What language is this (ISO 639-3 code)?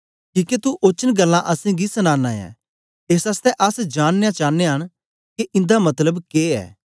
doi